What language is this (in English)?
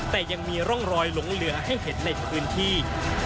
Thai